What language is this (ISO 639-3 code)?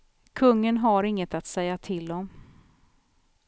swe